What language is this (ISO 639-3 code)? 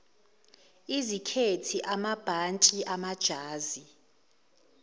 zul